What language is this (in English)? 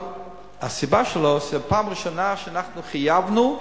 Hebrew